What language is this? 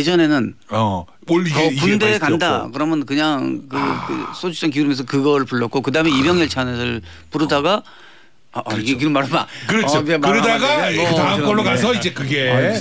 Korean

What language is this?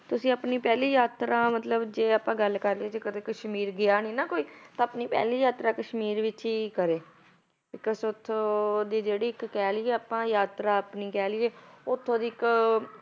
Punjabi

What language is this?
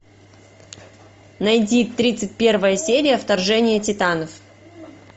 Russian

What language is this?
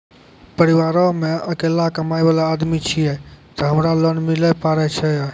Maithili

